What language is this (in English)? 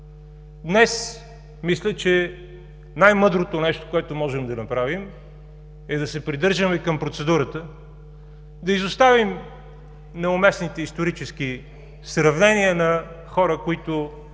Bulgarian